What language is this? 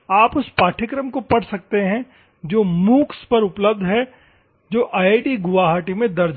Hindi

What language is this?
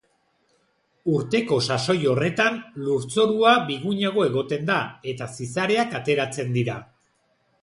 Basque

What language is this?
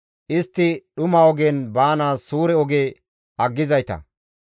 Gamo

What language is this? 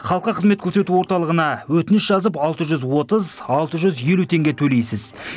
Kazakh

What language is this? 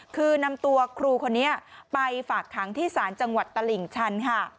Thai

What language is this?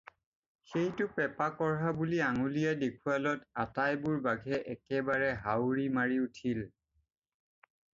Assamese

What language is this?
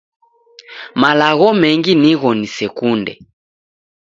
Taita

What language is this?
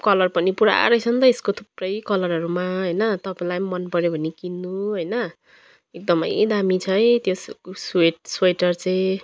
Nepali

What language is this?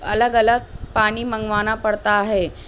Urdu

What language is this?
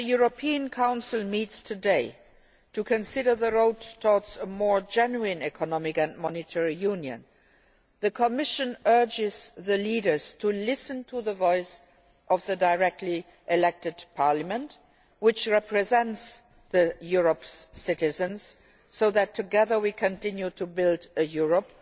English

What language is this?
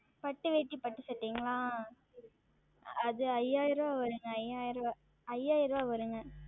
Tamil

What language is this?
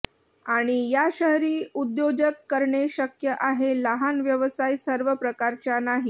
Marathi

